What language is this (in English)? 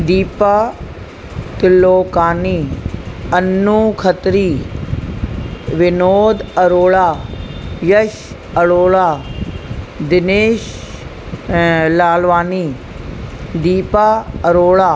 Sindhi